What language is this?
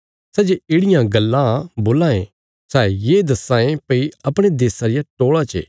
Bilaspuri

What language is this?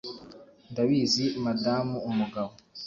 Kinyarwanda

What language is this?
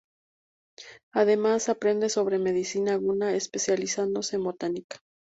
Spanish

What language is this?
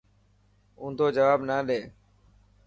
Dhatki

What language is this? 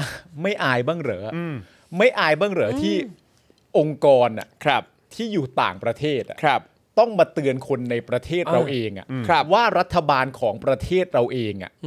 Thai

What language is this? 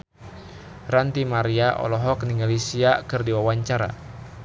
Sundanese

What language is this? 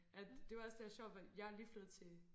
Danish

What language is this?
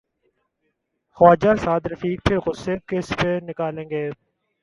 Urdu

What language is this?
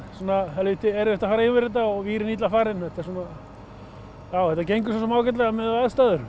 Icelandic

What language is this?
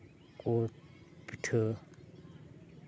Santali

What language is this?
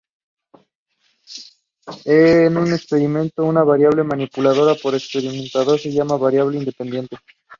Spanish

